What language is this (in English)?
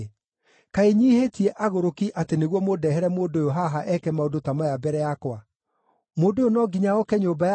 Kikuyu